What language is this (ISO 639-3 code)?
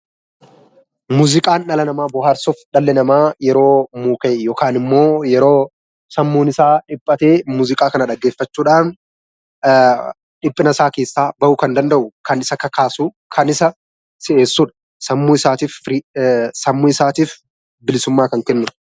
orm